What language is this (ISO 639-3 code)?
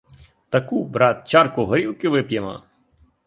ukr